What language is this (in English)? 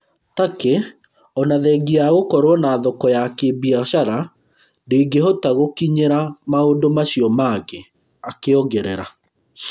Kikuyu